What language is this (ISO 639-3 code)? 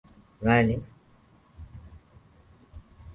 swa